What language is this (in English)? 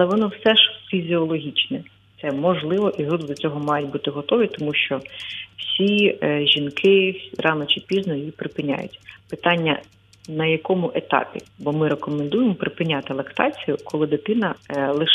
Ukrainian